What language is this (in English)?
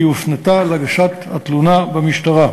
Hebrew